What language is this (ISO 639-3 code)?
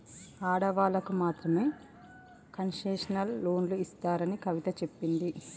tel